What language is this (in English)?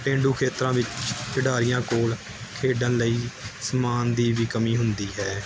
Punjabi